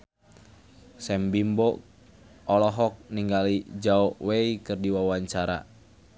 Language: Sundanese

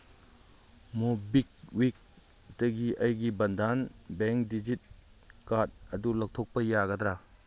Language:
Manipuri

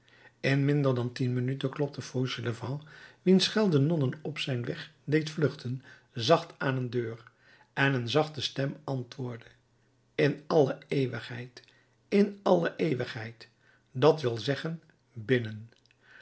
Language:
Dutch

